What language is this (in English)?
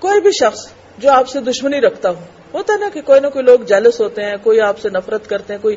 Urdu